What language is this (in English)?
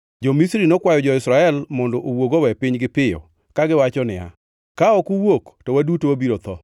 Luo (Kenya and Tanzania)